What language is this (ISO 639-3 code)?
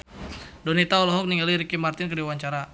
sun